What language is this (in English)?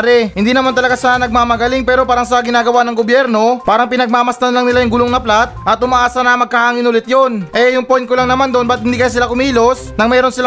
Filipino